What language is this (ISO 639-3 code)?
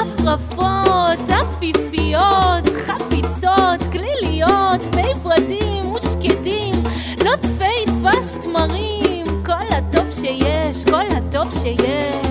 heb